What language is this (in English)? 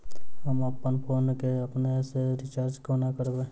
Maithili